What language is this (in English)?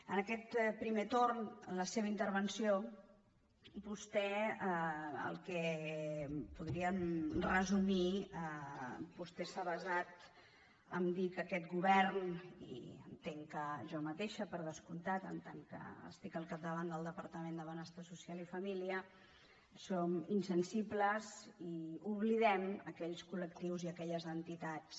Catalan